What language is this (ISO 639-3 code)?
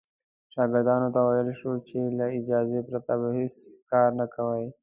pus